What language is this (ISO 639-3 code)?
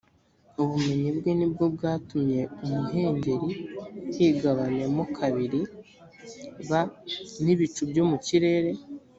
kin